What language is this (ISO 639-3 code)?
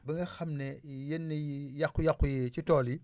wol